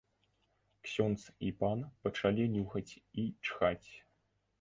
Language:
Belarusian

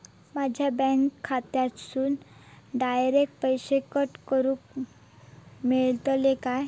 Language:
Marathi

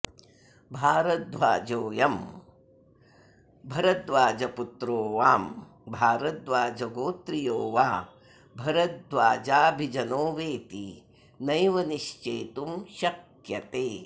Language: Sanskrit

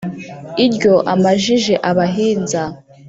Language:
Kinyarwanda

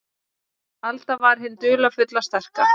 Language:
Icelandic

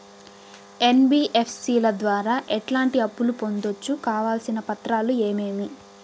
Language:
Telugu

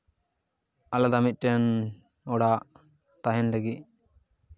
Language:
Santali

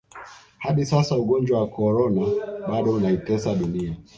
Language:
Swahili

